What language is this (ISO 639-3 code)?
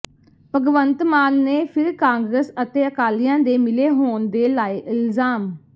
pan